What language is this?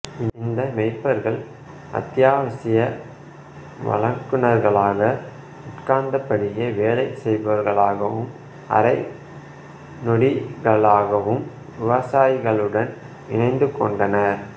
Tamil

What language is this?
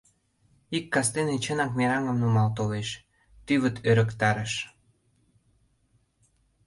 Mari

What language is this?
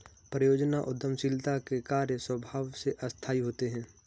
Hindi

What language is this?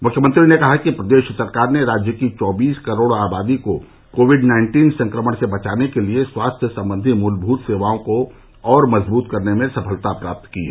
Hindi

